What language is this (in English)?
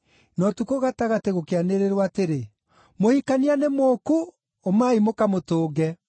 Kikuyu